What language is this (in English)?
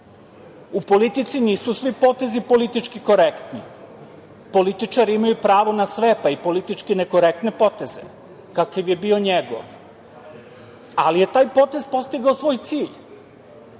Serbian